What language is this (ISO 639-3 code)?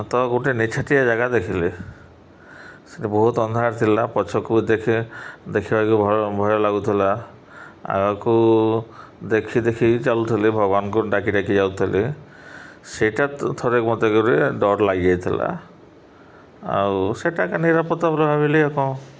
ori